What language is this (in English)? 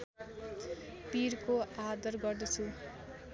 Nepali